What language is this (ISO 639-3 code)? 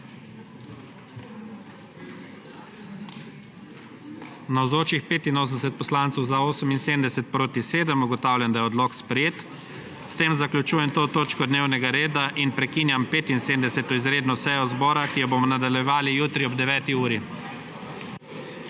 slv